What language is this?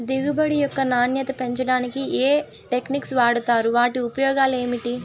Telugu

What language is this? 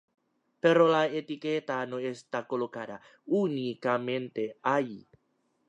Spanish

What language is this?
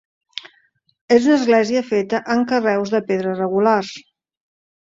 Catalan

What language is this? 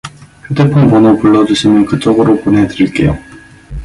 Korean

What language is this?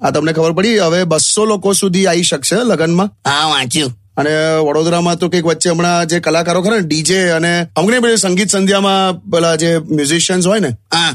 Hindi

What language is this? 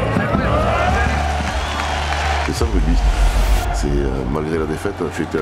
French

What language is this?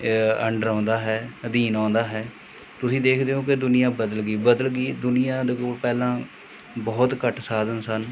Punjabi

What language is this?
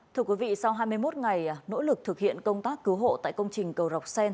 Vietnamese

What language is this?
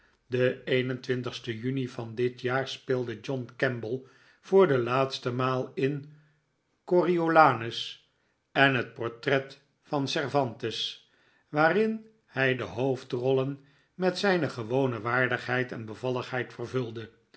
Dutch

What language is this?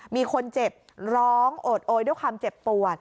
Thai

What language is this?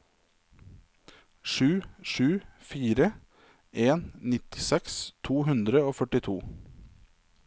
Norwegian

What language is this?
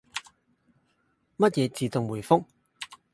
Cantonese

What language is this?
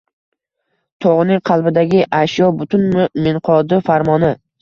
Uzbek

